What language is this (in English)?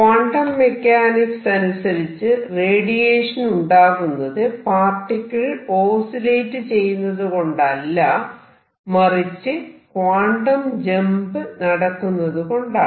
Malayalam